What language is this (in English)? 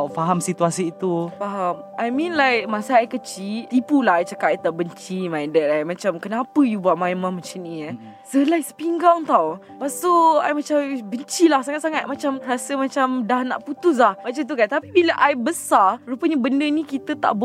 Malay